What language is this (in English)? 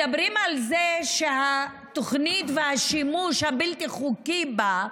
Hebrew